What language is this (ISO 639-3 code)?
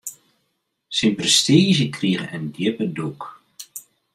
fry